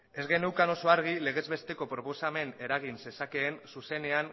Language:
Basque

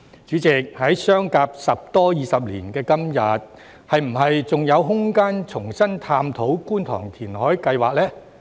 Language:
Cantonese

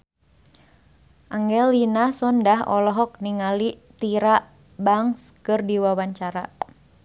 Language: Sundanese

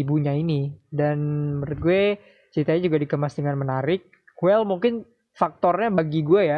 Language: Indonesian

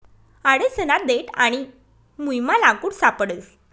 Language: Marathi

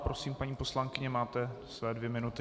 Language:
Czech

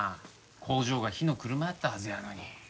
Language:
Japanese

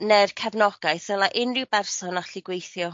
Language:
Welsh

